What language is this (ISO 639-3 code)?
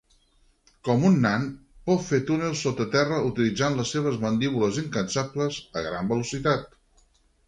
cat